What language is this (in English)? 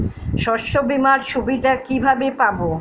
Bangla